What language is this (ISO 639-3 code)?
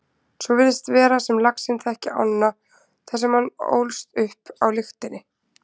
isl